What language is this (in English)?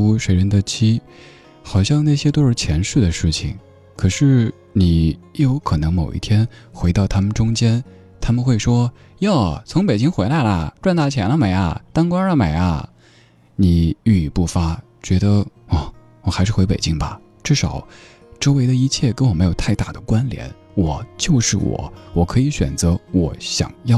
Chinese